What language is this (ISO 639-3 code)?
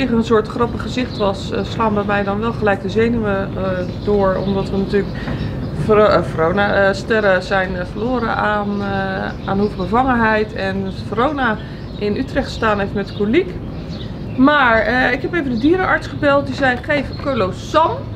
nld